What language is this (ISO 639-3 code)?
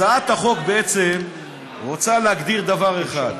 heb